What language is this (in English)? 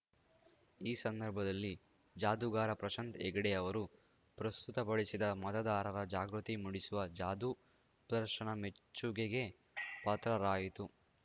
Kannada